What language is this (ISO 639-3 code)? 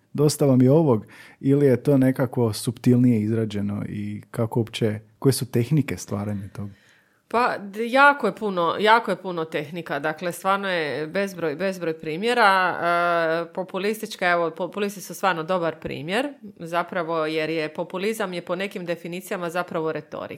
hrv